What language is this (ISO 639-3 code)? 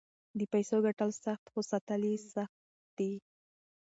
pus